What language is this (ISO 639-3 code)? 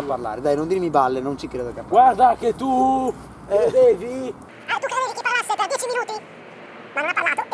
ita